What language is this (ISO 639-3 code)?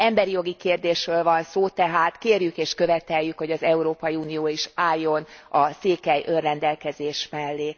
hun